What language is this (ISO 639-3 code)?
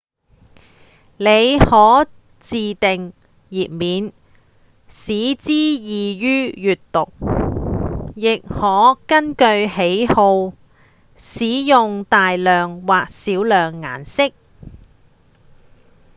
yue